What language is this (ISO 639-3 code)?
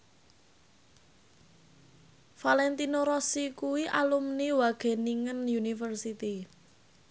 jav